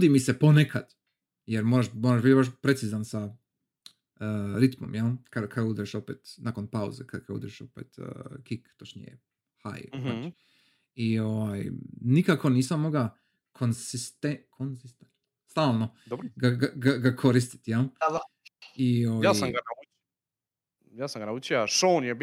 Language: Croatian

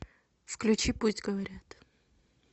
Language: Russian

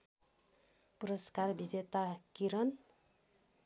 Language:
Nepali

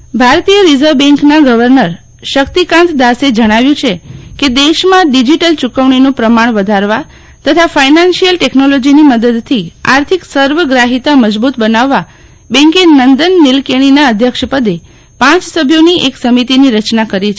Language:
Gujarati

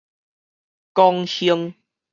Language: Min Nan Chinese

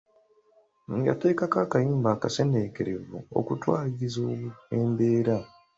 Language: Ganda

